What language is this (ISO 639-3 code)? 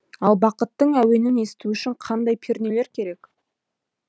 kaz